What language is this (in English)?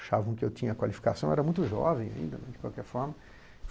Portuguese